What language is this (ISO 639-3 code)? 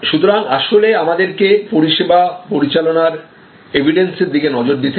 ben